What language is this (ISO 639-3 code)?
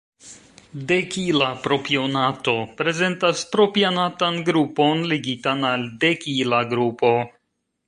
epo